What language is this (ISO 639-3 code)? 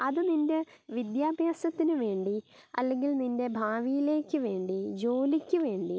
mal